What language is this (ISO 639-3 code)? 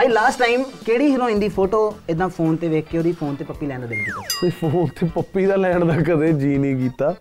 pan